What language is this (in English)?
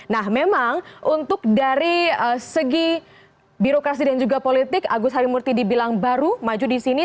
Indonesian